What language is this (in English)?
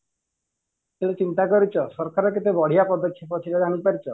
Odia